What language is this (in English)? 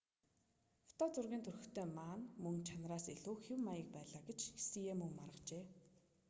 Mongolian